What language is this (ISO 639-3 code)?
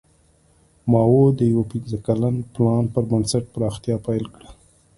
pus